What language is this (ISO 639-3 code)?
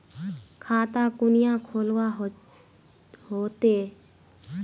mag